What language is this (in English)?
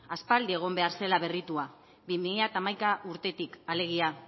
Basque